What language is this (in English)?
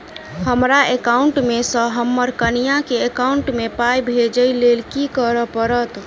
Maithili